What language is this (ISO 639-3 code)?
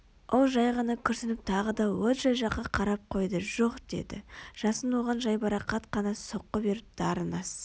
kaz